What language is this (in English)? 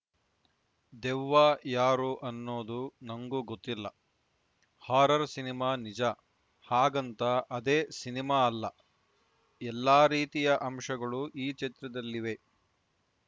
Kannada